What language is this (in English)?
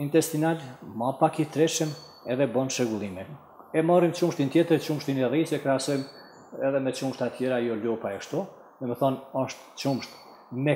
Romanian